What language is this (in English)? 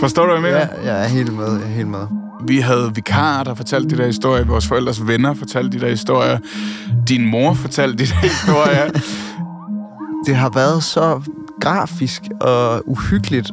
Danish